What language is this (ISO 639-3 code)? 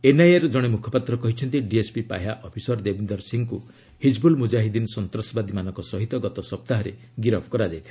ori